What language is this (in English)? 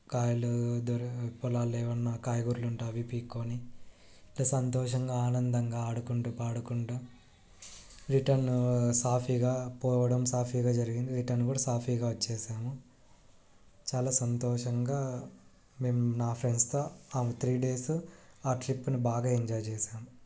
Telugu